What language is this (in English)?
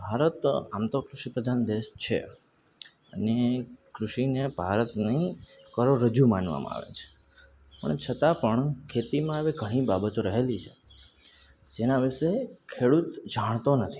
Gujarati